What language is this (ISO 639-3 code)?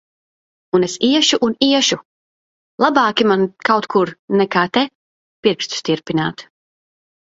lav